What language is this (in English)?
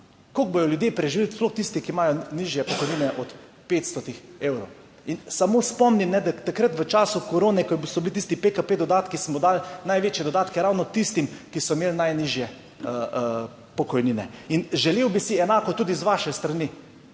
Slovenian